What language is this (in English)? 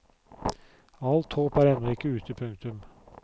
Norwegian